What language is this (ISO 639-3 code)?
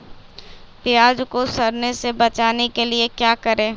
mag